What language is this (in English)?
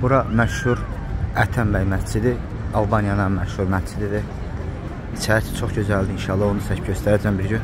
Turkish